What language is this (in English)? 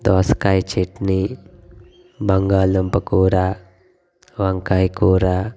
Telugu